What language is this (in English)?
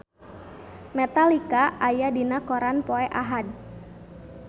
Sundanese